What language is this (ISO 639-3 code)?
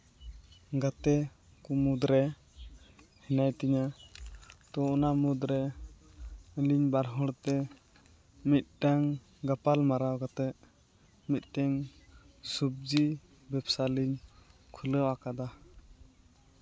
sat